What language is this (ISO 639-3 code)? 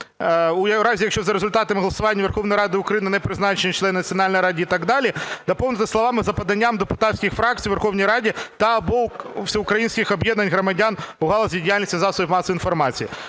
ukr